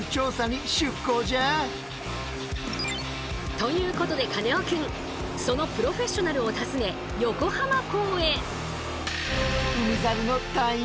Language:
Japanese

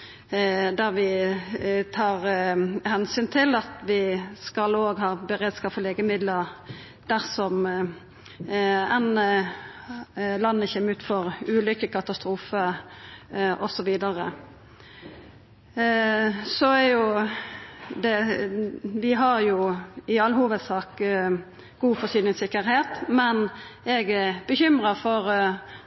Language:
Norwegian Nynorsk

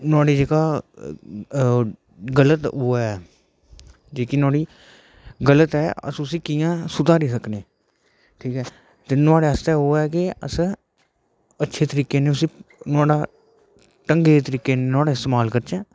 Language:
Dogri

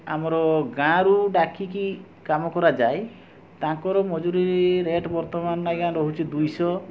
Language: Odia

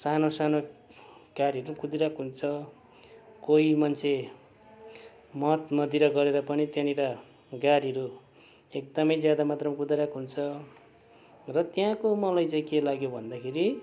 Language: Nepali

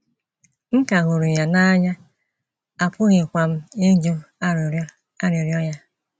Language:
Igbo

